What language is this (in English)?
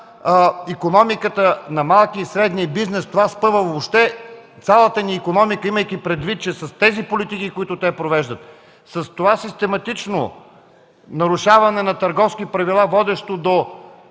Bulgarian